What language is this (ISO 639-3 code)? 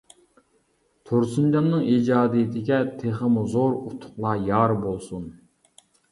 uig